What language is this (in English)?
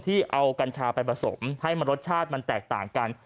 Thai